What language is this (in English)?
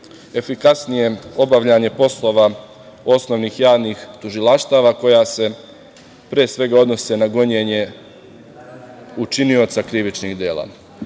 Serbian